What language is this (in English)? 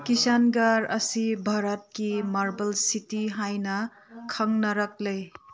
Manipuri